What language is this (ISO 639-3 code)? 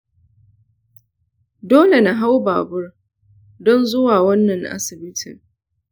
hau